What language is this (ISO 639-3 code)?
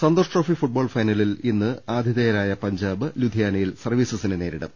mal